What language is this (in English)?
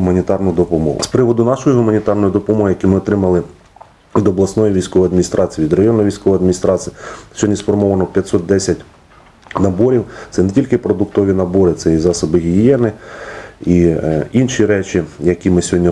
Ukrainian